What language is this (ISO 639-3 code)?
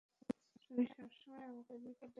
ben